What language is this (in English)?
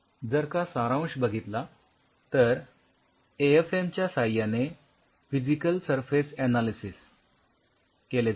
Marathi